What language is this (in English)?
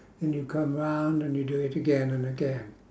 English